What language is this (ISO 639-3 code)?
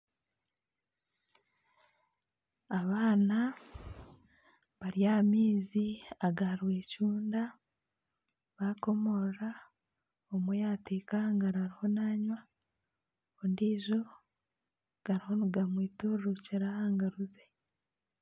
nyn